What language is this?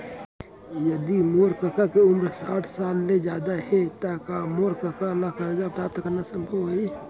Chhattisgarhi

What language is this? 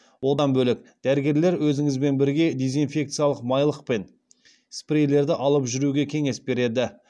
Kazakh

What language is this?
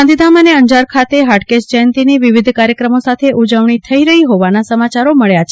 Gujarati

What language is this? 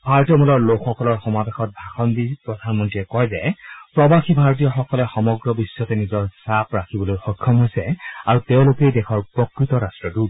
Assamese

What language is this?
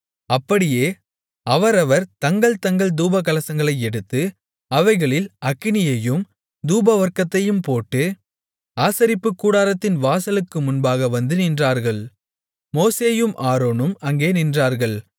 Tamil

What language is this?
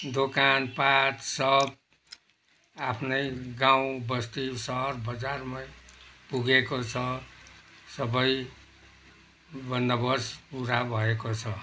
Nepali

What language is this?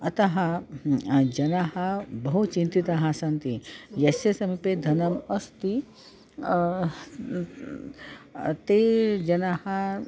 Sanskrit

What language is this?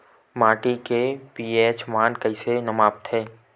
Chhattisgarhi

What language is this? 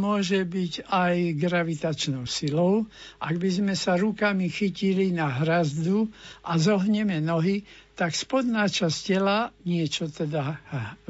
Slovak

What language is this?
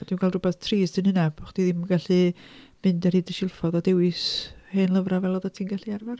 Welsh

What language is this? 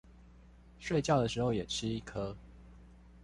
Chinese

